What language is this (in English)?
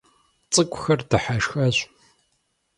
Kabardian